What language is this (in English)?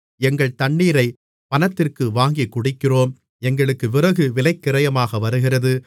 Tamil